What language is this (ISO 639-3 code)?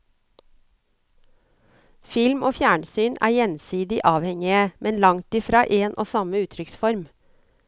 nor